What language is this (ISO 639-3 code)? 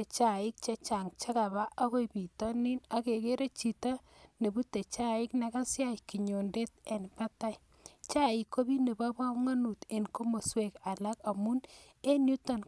kln